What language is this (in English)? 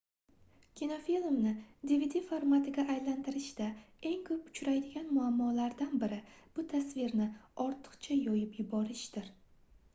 Uzbek